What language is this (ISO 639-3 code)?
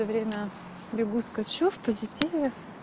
rus